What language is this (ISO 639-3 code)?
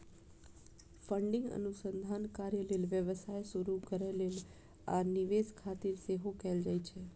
mai